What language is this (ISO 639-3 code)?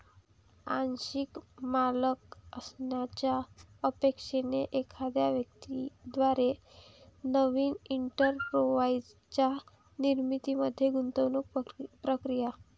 mar